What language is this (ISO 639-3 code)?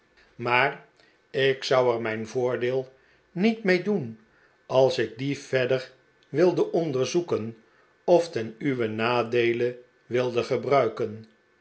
nld